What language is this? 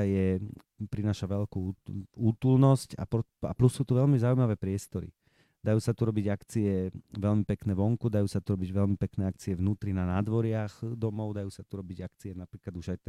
Slovak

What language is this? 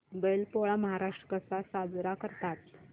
Marathi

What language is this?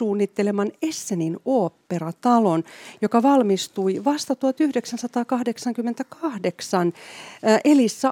Finnish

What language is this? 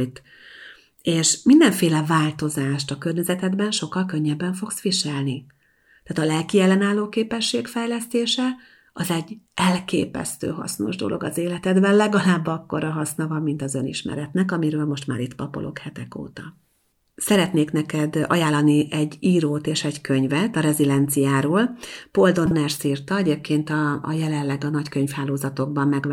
Hungarian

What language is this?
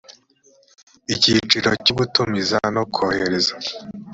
Kinyarwanda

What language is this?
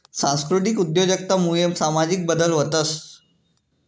Marathi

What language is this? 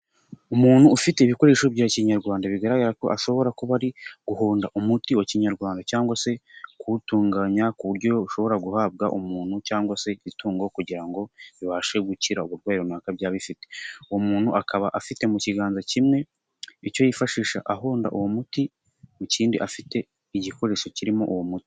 Kinyarwanda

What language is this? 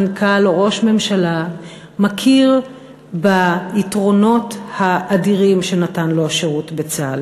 Hebrew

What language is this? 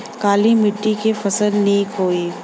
Bhojpuri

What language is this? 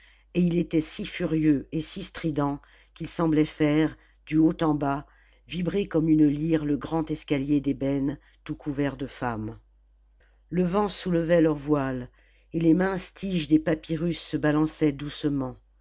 French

